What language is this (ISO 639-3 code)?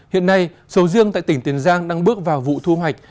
vie